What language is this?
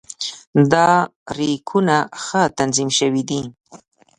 Pashto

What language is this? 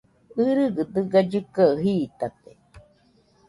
Nüpode Huitoto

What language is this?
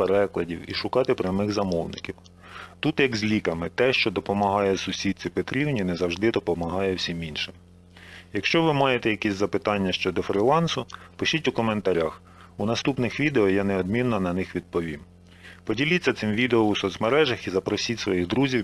Ukrainian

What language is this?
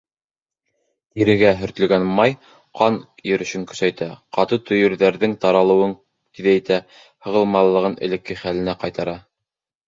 Bashkir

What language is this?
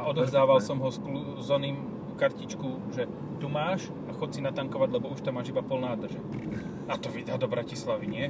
Slovak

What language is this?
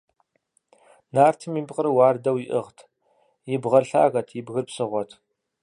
Kabardian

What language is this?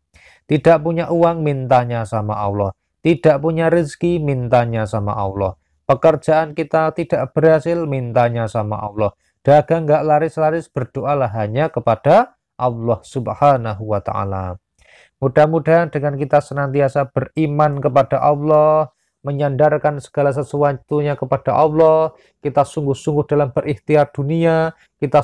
Indonesian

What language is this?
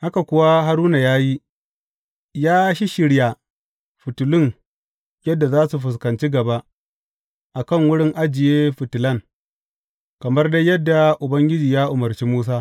Hausa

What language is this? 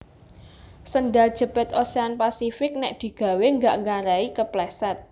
Javanese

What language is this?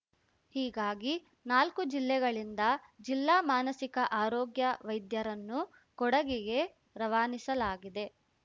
Kannada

